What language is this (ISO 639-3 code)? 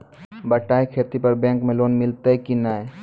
mai